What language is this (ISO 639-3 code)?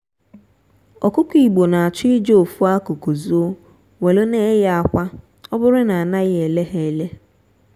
ibo